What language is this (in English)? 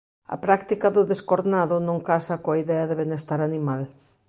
Galician